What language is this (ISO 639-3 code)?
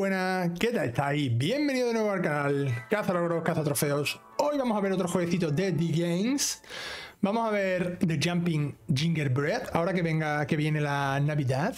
spa